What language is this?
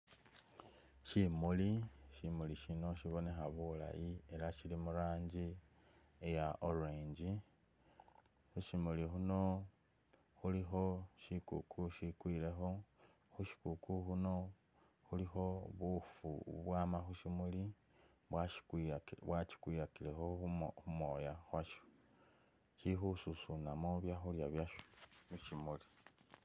Masaaba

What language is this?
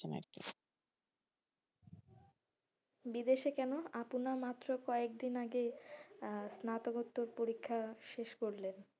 Bangla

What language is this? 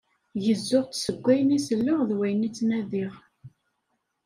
Kabyle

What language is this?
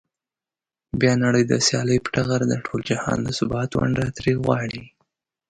Pashto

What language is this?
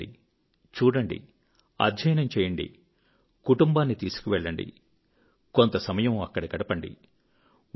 Telugu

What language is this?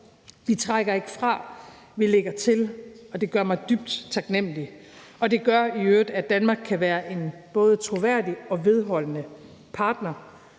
Danish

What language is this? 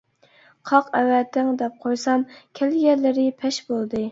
Uyghur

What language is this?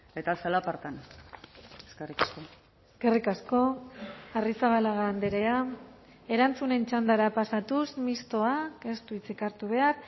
Basque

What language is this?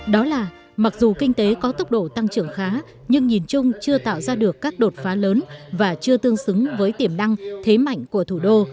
Vietnamese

